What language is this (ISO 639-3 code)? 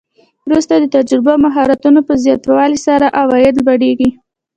pus